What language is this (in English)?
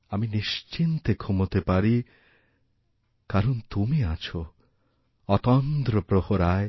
Bangla